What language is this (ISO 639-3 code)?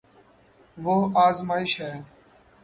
urd